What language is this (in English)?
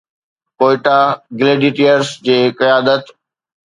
Sindhi